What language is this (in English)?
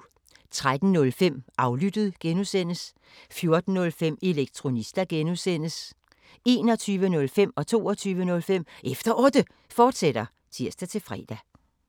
Danish